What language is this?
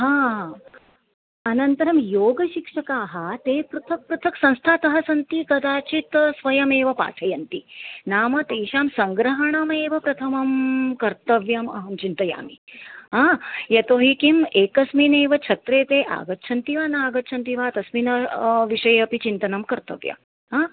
Sanskrit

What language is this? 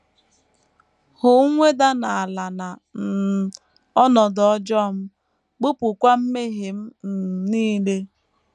Igbo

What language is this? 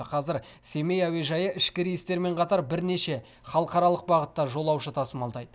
Kazakh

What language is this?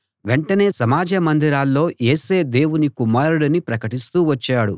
Telugu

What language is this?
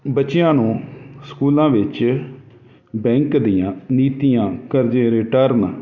Punjabi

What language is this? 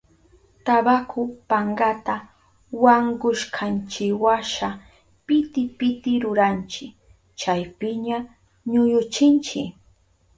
Southern Pastaza Quechua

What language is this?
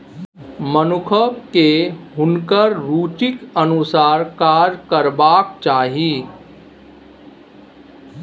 Maithili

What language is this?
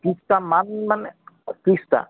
Assamese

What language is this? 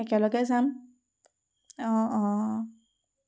Assamese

